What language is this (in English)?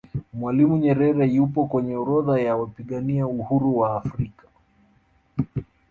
Swahili